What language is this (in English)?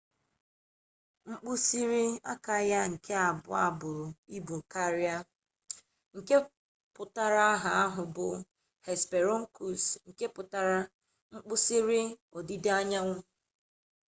Igbo